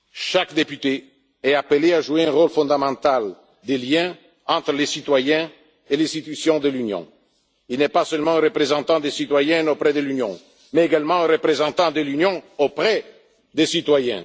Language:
French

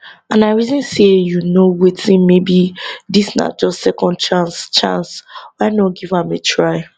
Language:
Nigerian Pidgin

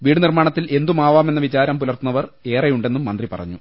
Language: Malayalam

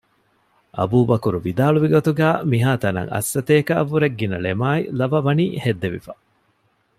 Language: Divehi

